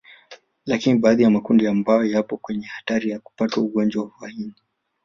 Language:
Swahili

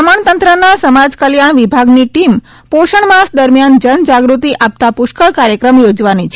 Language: Gujarati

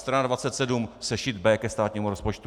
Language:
Czech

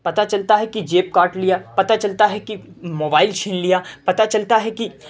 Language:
Urdu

